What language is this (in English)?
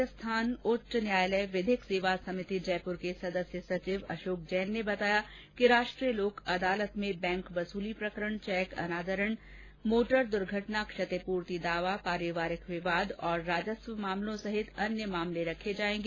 Hindi